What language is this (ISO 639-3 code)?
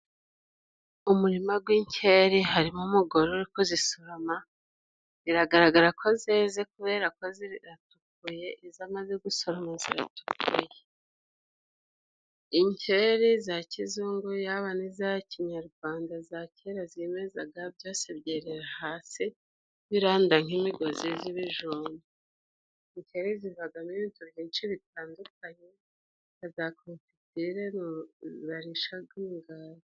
kin